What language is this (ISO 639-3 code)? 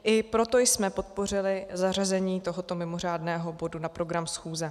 ces